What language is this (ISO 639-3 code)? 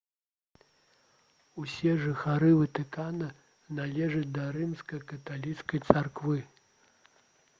bel